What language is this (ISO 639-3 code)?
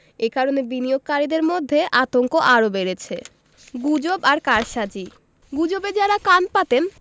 ben